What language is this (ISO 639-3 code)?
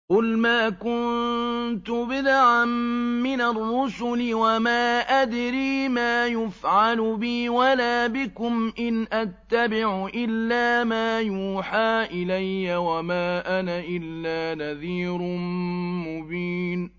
ara